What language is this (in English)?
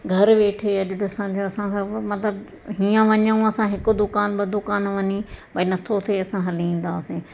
Sindhi